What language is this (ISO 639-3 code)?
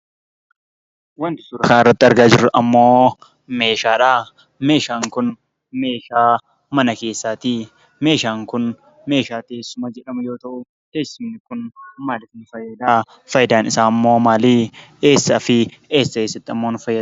orm